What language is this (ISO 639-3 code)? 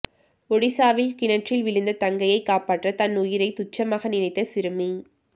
tam